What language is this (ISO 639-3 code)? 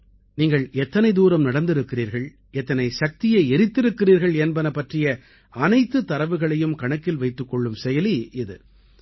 tam